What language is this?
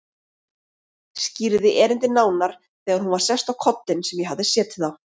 Icelandic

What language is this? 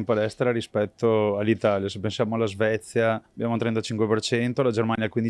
Italian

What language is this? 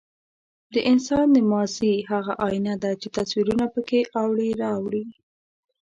Pashto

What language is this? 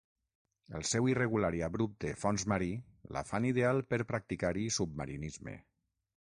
Catalan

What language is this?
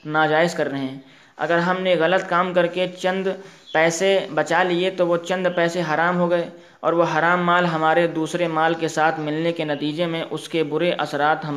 Urdu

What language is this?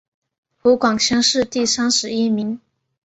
Chinese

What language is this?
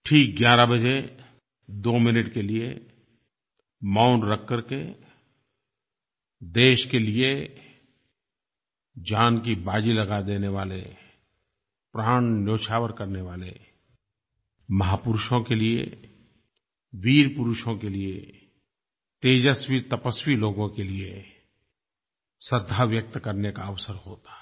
Hindi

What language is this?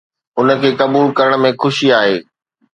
Sindhi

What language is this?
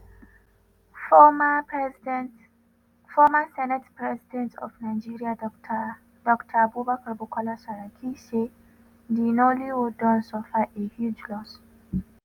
Nigerian Pidgin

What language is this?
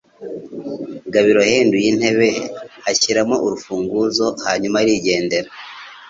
Kinyarwanda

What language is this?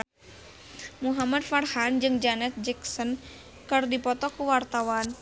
Sundanese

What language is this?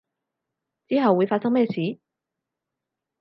Cantonese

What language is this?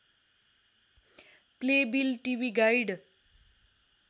Nepali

